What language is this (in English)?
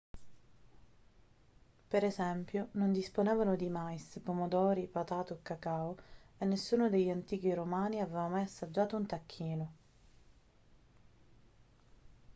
Italian